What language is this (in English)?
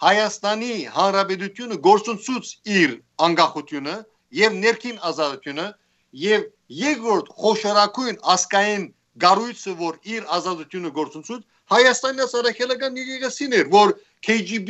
Turkish